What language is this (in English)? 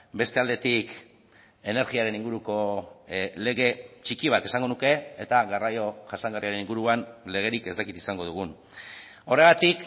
Basque